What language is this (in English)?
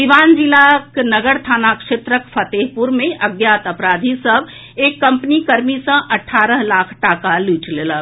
Maithili